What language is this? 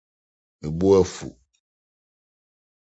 Akan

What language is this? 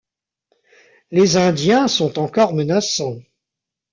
French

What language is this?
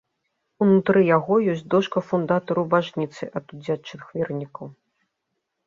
Belarusian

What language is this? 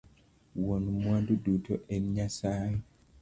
Luo (Kenya and Tanzania)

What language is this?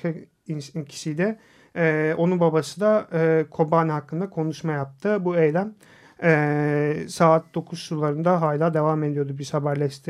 Turkish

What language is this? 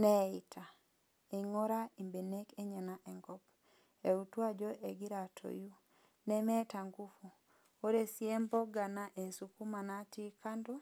Masai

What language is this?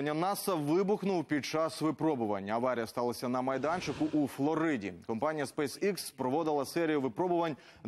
Ukrainian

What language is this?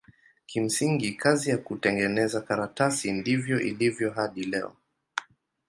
Swahili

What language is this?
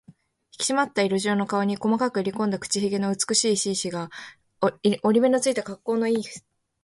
Japanese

